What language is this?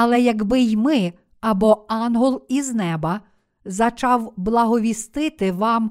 Ukrainian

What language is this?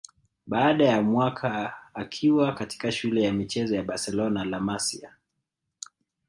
Swahili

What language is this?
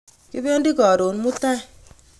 Kalenjin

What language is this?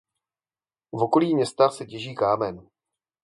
Czech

